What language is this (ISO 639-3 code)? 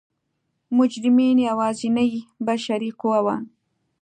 pus